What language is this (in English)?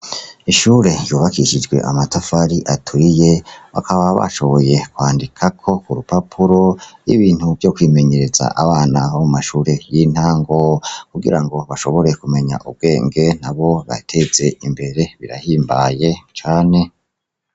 Rundi